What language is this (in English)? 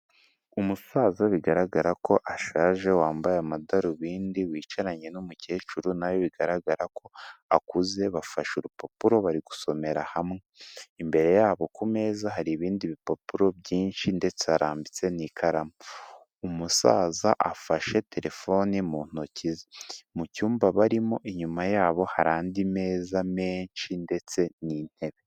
Kinyarwanda